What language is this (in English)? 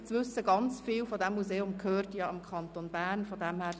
Swiss German